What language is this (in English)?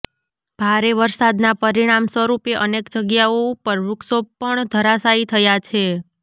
Gujarati